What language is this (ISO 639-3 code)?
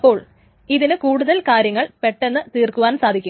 mal